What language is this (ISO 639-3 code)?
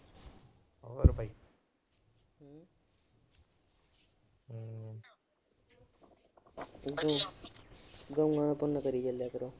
pan